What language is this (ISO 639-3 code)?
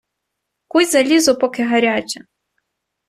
ukr